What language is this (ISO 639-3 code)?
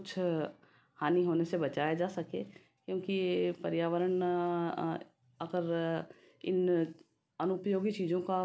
hin